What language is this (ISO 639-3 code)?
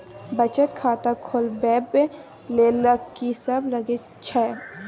mai